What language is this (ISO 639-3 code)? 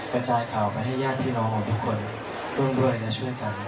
tha